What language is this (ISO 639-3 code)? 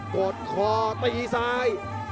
tha